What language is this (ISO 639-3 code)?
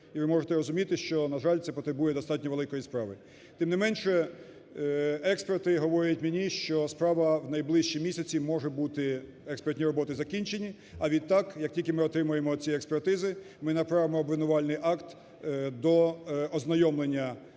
ukr